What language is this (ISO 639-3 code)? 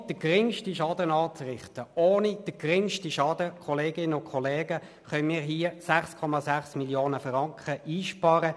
gsw